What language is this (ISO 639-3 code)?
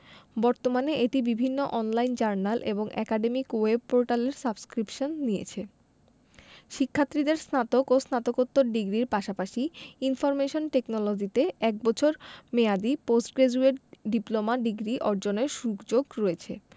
ben